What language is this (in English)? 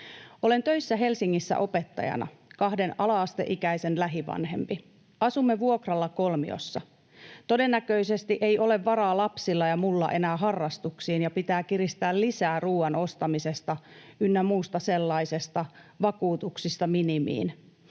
Finnish